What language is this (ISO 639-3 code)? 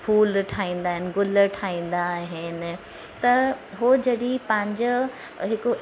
snd